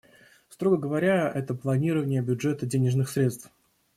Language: Russian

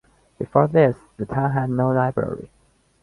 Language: English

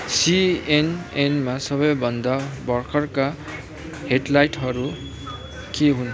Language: Nepali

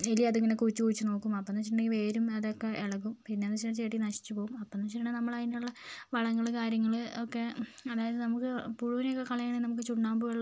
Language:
Malayalam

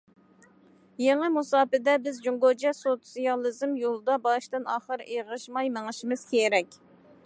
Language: Uyghur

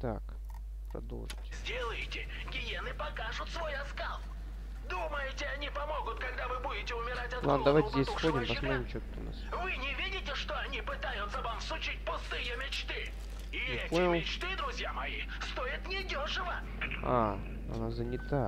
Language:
Russian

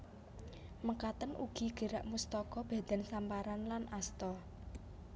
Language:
Javanese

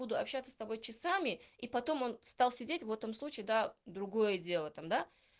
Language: Russian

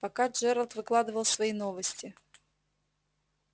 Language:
Russian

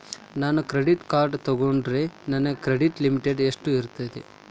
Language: Kannada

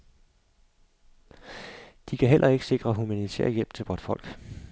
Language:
Danish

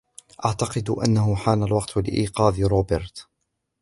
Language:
Arabic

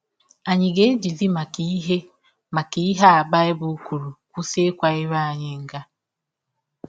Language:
Igbo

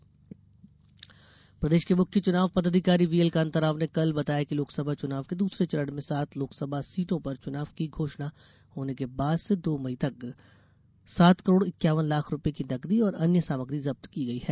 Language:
Hindi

